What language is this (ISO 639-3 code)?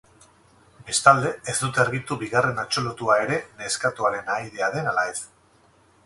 eus